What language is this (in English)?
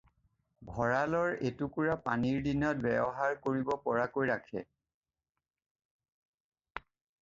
Assamese